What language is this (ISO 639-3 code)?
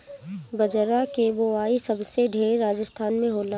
bho